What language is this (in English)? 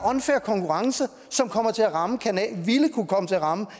Danish